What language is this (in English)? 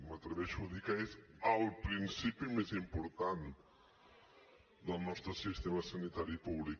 Catalan